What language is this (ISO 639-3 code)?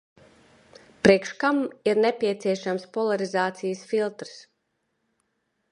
lav